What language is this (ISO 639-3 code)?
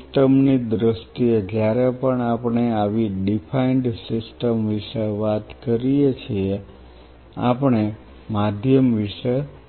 guj